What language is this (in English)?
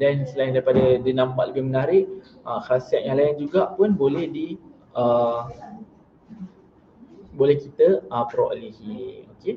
Malay